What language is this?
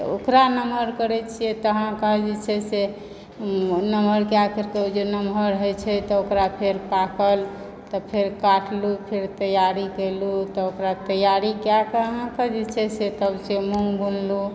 Maithili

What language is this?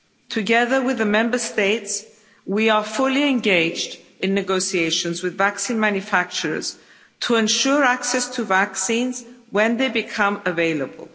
English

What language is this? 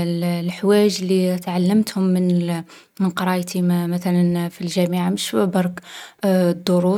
Algerian Arabic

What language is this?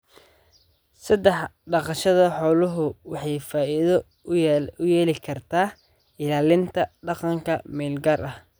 Somali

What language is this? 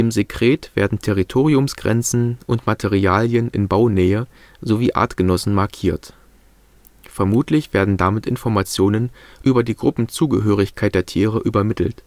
German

